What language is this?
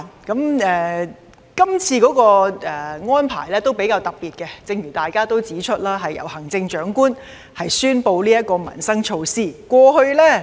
Cantonese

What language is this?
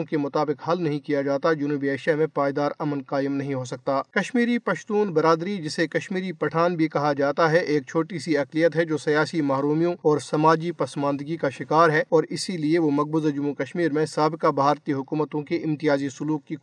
Urdu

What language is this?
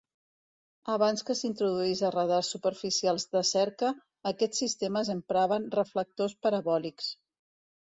Catalan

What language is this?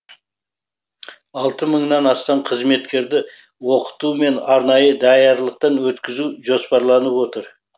Kazakh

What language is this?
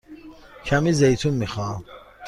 Persian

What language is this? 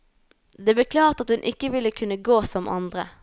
Norwegian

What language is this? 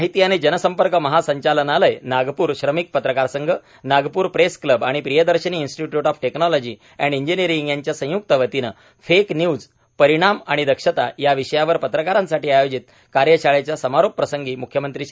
Marathi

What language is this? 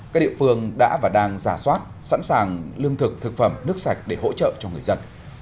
Vietnamese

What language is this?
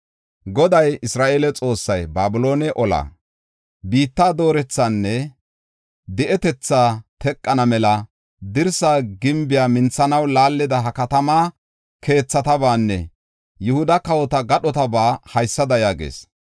Gofa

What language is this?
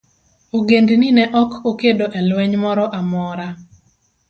Luo (Kenya and Tanzania)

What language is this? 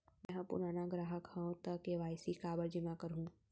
Chhattisgarhi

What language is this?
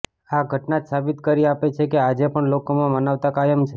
Gujarati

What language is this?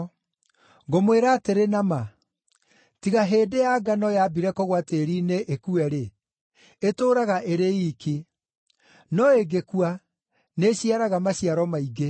Kikuyu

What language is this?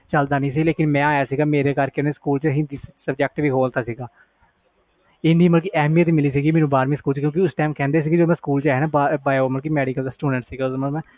Punjabi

